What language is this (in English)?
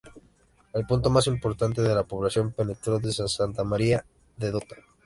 Spanish